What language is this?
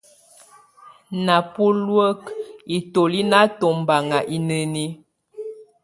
Tunen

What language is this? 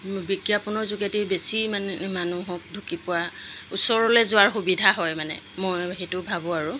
Assamese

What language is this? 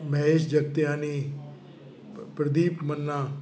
Sindhi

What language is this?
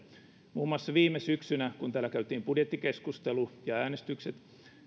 Finnish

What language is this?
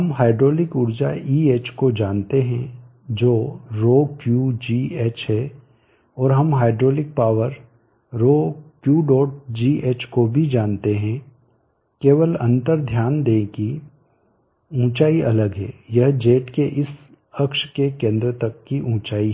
Hindi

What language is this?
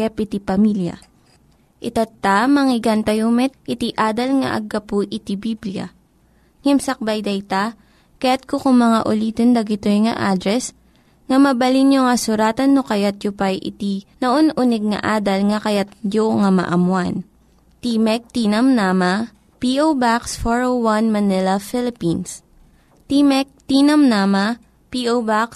Filipino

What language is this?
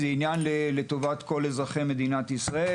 Hebrew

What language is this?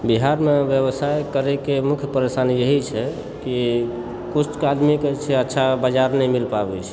Maithili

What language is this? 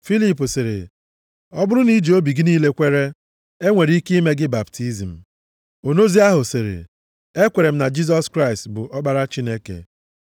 Igbo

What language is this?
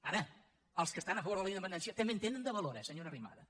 Catalan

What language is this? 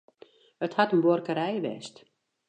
Western Frisian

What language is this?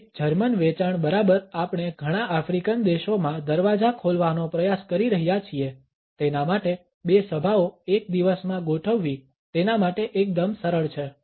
Gujarati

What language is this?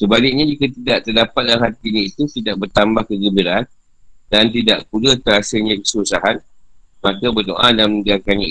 Malay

